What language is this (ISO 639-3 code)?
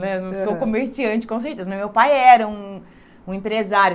por